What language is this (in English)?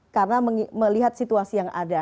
Indonesian